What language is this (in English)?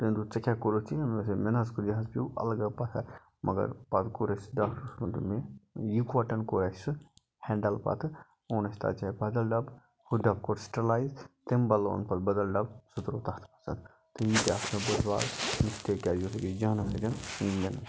Kashmiri